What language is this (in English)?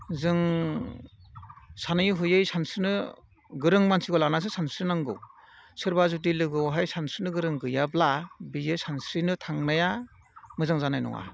Bodo